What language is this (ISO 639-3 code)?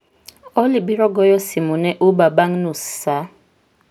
luo